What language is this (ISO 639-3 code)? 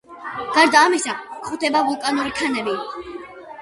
kat